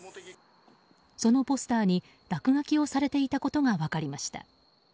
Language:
Japanese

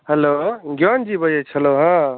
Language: Maithili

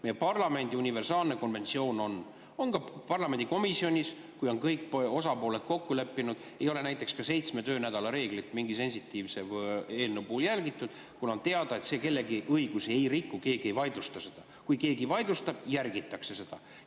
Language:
Estonian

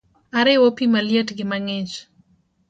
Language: Luo (Kenya and Tanzania)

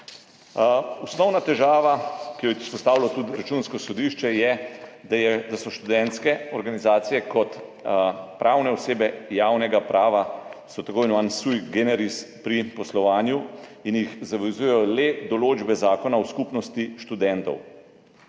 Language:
Slovenian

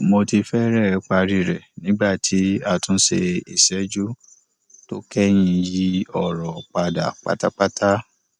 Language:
Yoruba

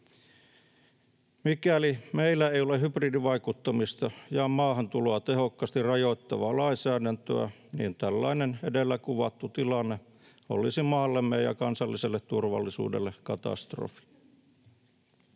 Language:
Finnish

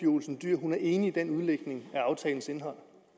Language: Danish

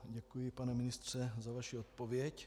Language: Czech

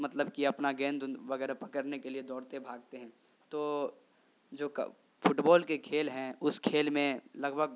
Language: Urdu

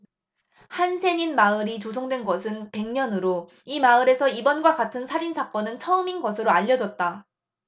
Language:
Korean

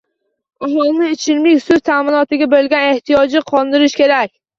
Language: Uzbek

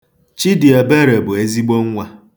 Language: Igbo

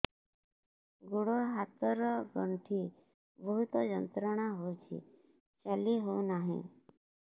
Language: Odia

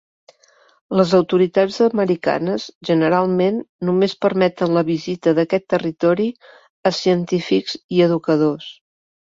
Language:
Catalan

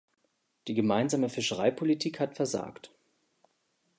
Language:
German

